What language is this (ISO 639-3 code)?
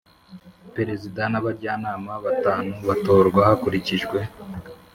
kin